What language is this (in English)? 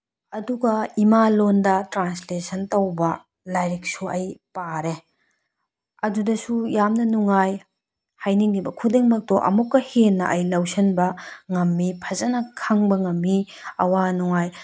Manipuri